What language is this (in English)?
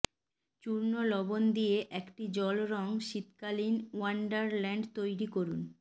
Bangla